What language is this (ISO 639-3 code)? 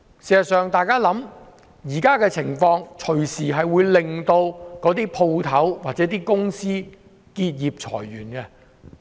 yue